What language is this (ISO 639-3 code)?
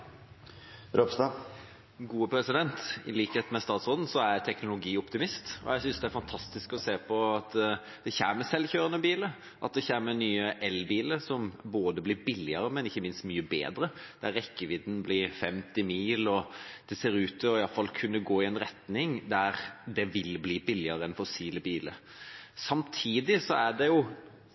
nob